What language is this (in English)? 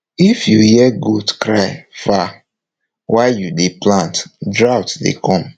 Nigerian Pidgin